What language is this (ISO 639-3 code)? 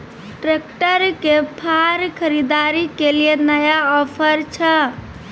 mai